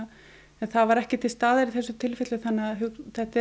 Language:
Icelandic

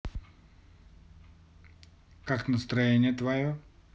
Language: Russian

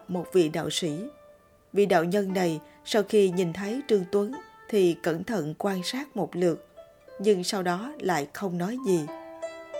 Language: Vietnamese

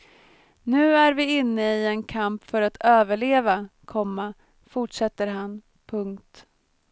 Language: Swedish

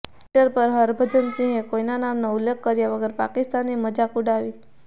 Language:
Gujarati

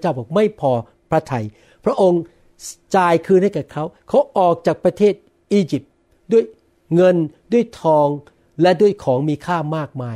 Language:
Thai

